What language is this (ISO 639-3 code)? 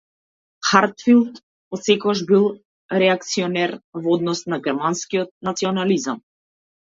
mkd